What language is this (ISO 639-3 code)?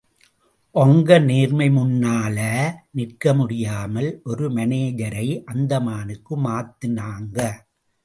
tam